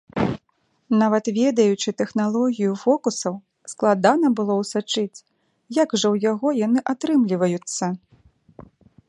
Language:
Belarusian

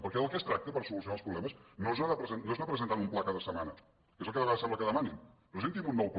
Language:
Catalan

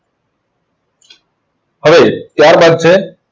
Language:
Gujarati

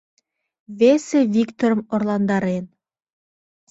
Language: Mari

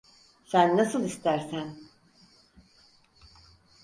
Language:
Turkish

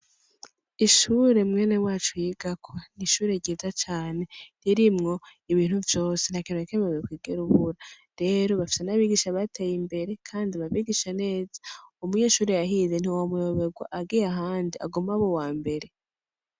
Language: Rundi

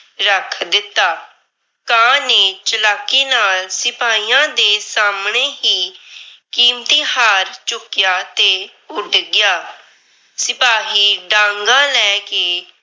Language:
Punjabi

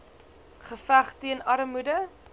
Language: Afrikaans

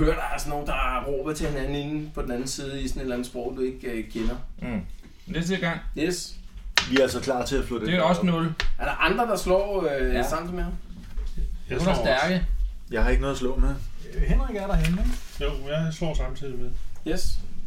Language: Danish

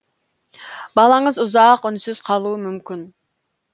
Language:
Kazakh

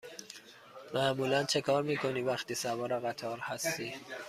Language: Persian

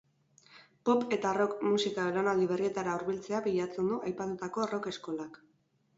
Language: Basque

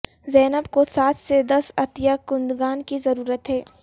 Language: Urdu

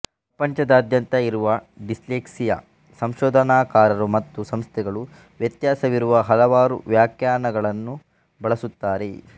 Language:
Kannada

